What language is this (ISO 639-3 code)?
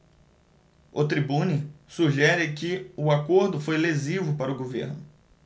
por